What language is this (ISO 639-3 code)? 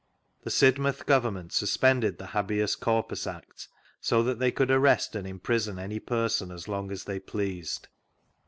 eng